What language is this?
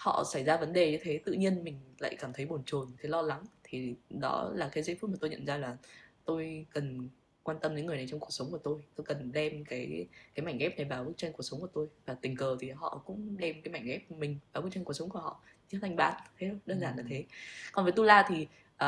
Vietnamese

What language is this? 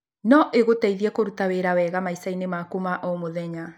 Kikuyu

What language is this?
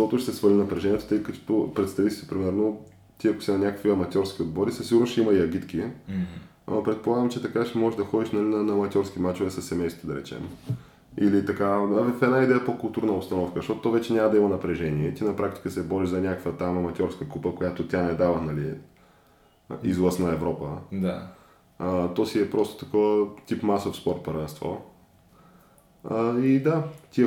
Bulgarian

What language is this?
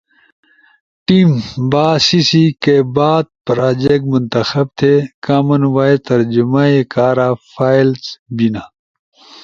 Ushojo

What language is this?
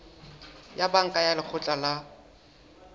Southern Sotho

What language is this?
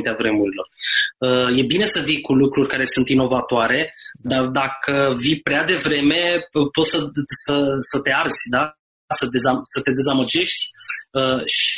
Romanian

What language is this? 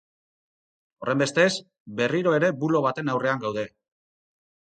Basque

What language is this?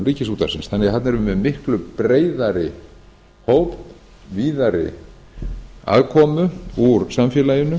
Icelandic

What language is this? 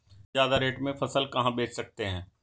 Hindi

